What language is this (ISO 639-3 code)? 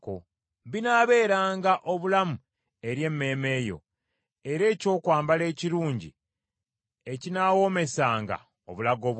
lug